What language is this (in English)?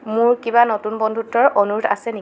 Assamese